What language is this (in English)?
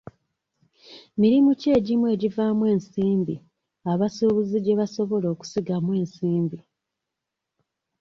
Ganda